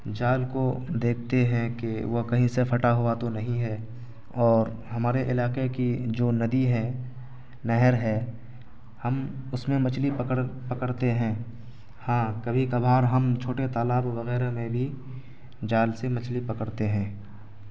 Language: Urdu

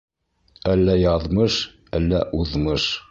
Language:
Bashkir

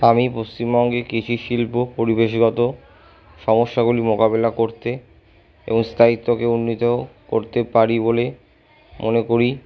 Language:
Bangla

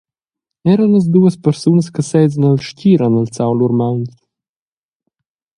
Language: Romansh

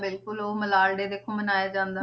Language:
Punjabi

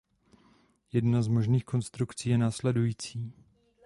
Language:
Czech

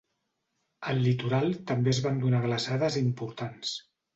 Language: Catalan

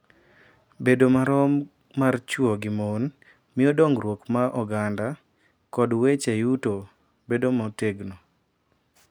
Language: Luo (Kenya and Tanzania)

